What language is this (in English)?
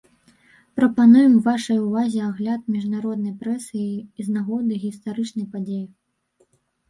Belarusian